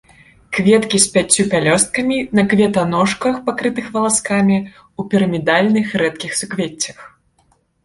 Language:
Belarusian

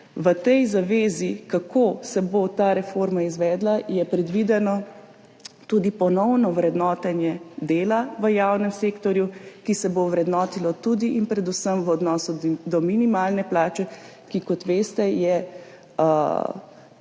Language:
Slovenian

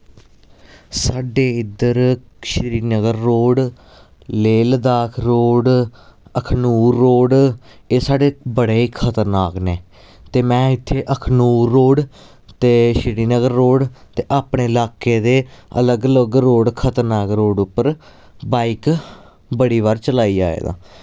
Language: Dogri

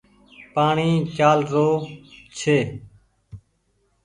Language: Goaria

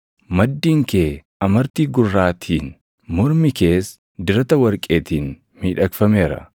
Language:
Oromo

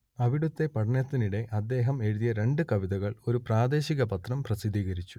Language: Malayalam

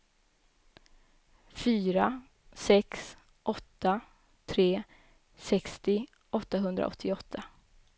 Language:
Swedish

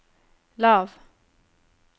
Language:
Norwegian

